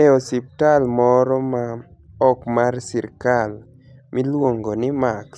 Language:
Luo (Kenya and Tanzania)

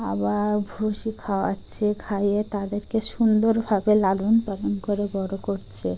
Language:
Bangla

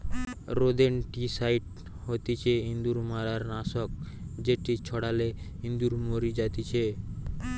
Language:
Bangla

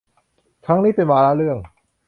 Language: Thai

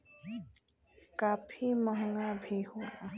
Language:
Bhojpuri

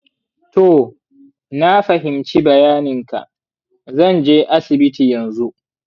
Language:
Hausa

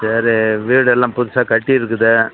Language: Tamil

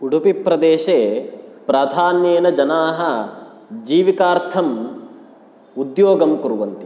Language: Sanskrit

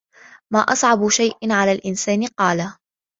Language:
Arabic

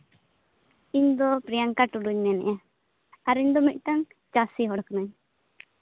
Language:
Santali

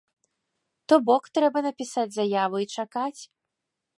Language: Belarusian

